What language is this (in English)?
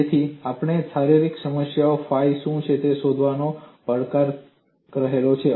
Gujarati